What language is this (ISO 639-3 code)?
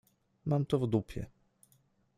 pol